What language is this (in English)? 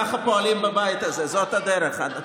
Hebrew